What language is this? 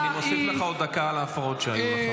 Hebrew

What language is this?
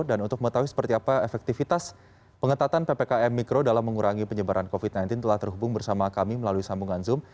Indonesian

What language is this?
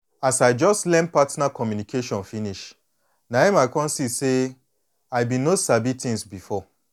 Nigerian Pidgin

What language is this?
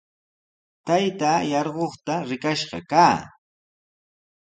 Sihuas Ancash Quechua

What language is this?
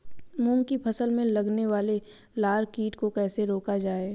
Hindi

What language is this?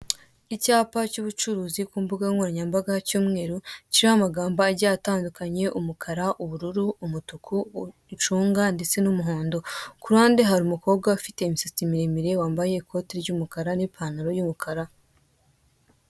Kinyarwanda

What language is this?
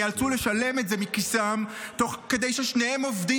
Hebrew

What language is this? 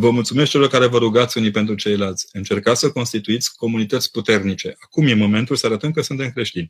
Romanian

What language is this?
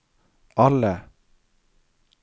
Norwegian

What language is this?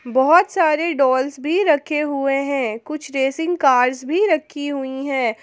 Hindi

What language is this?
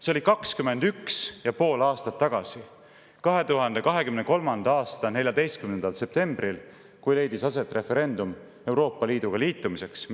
Estonian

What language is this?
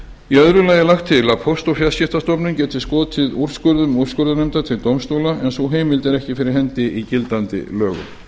Icelandic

